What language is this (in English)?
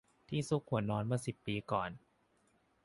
Thai